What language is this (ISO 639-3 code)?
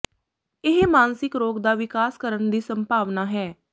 pan